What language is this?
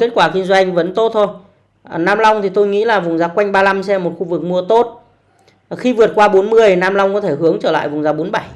Vietnamese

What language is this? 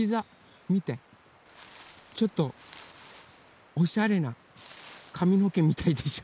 Japanese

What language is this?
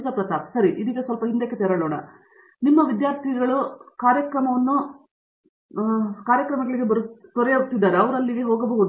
Kannada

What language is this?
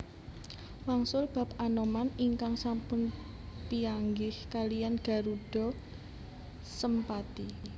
Javanese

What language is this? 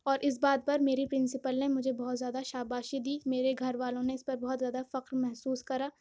Urdu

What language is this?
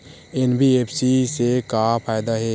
Chhattisgarhi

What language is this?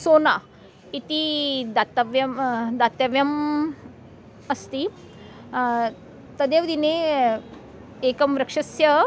Sanskrit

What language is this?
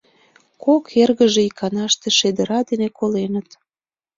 Mari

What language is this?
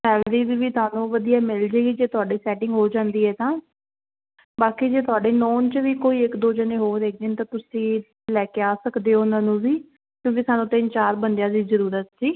Punjabi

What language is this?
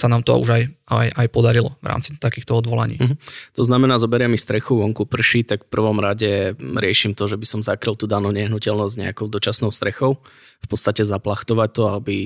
Slovak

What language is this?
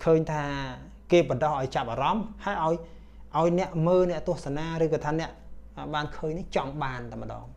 Vietnamese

